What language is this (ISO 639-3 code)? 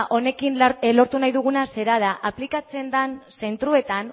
eus